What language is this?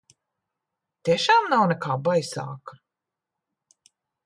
Latvian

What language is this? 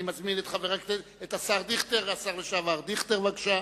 Hebrew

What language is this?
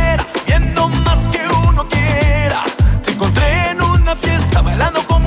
Dutch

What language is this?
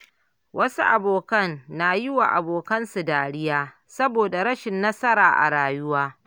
Hausa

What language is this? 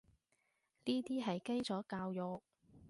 Cantonese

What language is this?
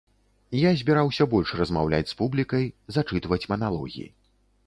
Belarusian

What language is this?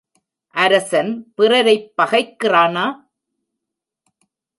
Tamil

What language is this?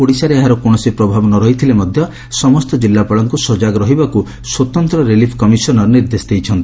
Odia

